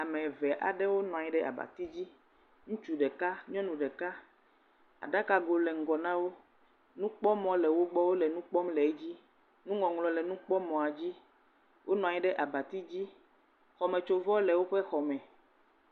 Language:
Ewe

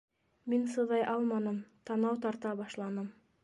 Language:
Bashkir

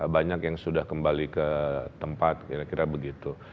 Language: Indonesian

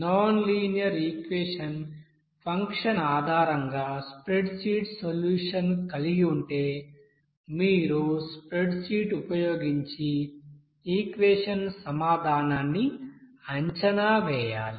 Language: Telugu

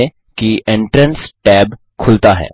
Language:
Hindi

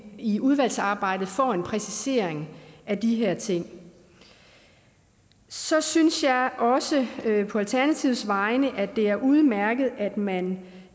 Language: Danish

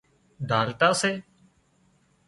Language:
Wadiyara Koli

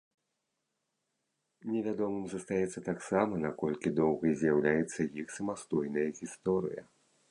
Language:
Belarusian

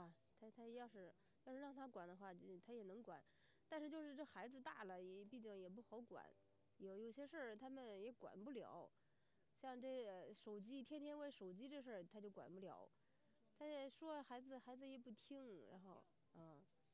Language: Chinese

